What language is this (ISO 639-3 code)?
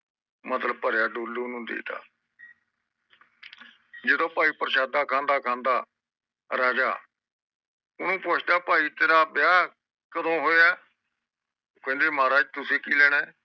pan